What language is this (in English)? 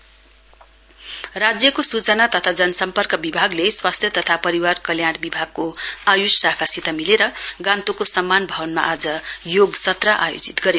Nepali